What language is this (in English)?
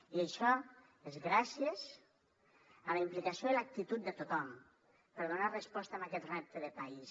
Catalan